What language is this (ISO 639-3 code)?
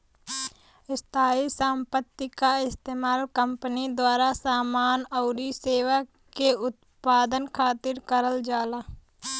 bho